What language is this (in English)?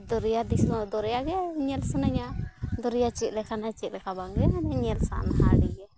Santali